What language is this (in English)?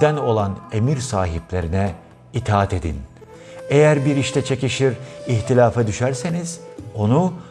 Turkish